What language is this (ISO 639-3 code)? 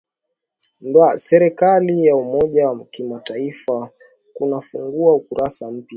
swa